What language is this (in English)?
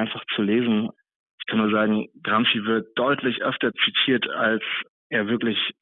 German